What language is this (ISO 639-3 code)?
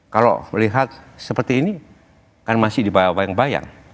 ind